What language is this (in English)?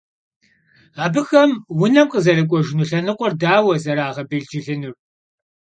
Kabardian